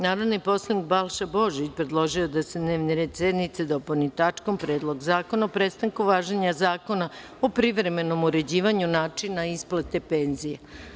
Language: Serbian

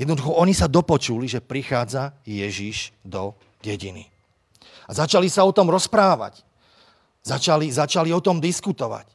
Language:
Slovak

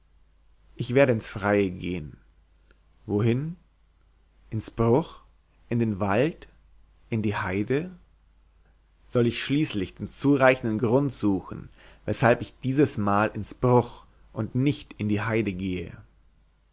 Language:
German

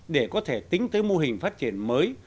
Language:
Vietnamese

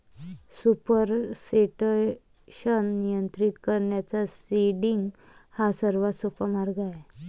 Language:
Marathi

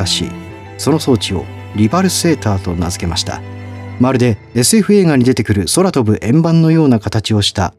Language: Japanese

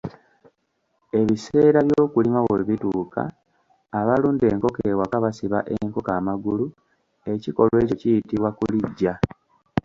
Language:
Ganda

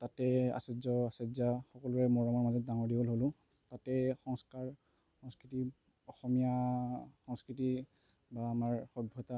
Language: Assamese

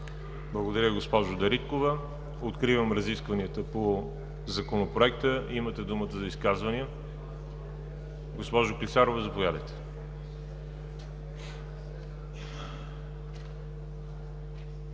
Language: Bulgarian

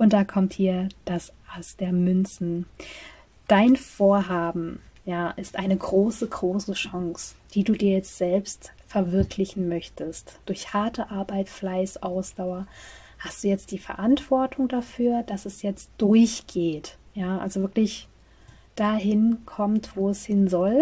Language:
German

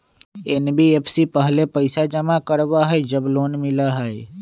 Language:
Magahi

